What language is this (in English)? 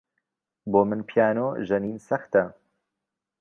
Central Kurdish